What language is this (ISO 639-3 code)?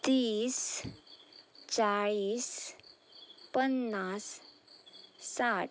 kok